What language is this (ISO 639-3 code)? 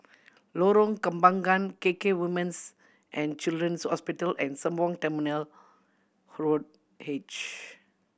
eng